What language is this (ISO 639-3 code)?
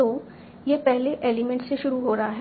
hin